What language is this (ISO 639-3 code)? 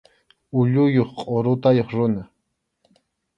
qxu